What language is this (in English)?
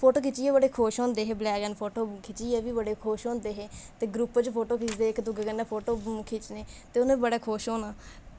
Dogri